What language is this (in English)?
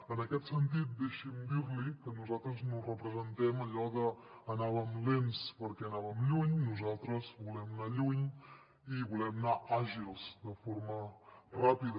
Catalan